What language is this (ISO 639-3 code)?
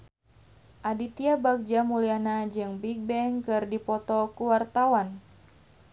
sun